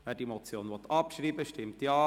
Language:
Swiss German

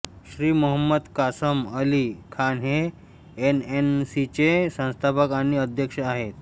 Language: Marathi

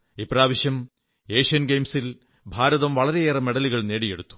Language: Malayalam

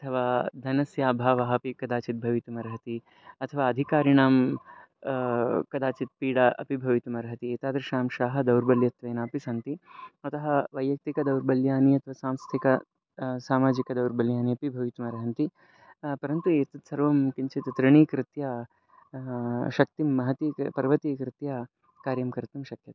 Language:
Sanskrit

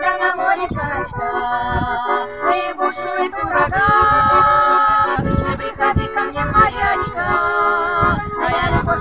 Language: Indonesian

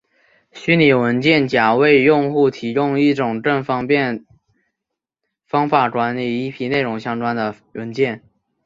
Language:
Chinese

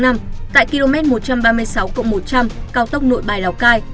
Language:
Vietnamese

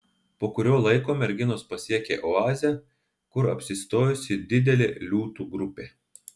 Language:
Lithuanian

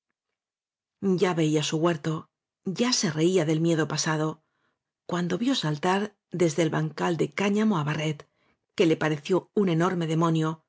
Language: Spanish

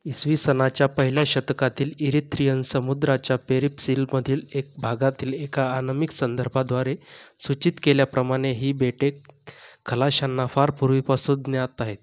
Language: Marathi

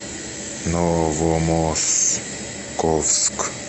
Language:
Russian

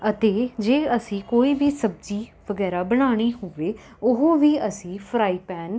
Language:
Punjabi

